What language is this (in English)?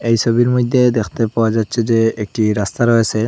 Bangla